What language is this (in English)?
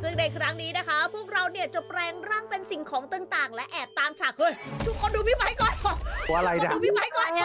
Thai